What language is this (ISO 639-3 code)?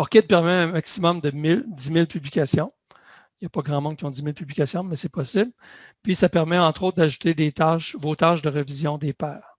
fra